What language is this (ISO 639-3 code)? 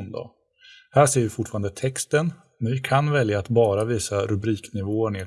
swe